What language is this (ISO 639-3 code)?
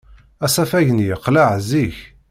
kab